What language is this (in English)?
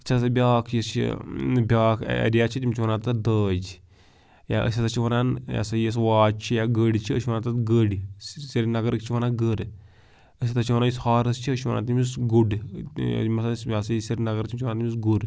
Kashmiri